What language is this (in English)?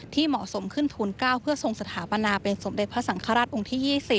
Thai